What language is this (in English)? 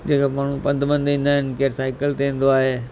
Sindhi